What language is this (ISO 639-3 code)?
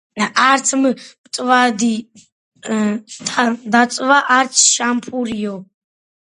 kat